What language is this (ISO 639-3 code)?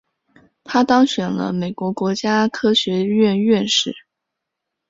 zho